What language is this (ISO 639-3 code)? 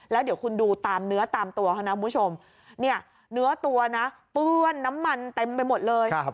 tha